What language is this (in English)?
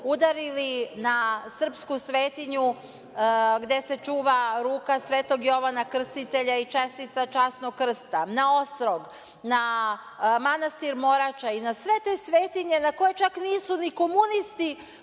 Serbian